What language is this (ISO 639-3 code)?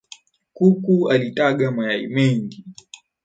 swa